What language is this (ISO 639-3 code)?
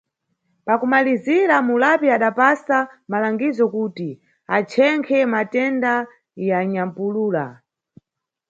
nyu